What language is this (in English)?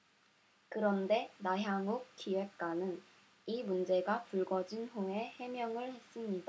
Korean